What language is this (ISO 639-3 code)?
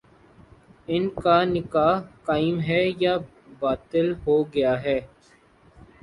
urd